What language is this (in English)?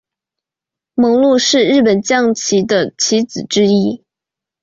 Chinese